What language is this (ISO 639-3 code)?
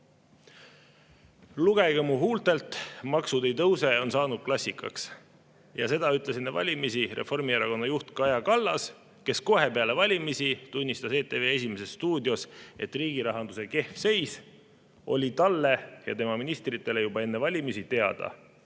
est